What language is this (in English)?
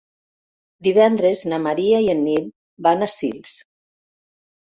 Catalan